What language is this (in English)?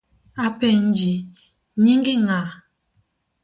Luo (Kenya and Tanzania)